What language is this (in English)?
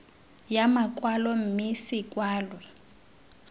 Tswana